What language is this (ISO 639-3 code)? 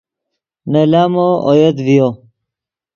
ydg